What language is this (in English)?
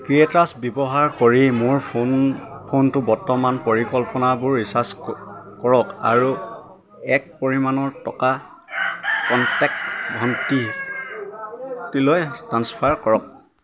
Assamese